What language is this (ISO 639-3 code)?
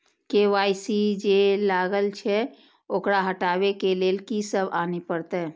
mai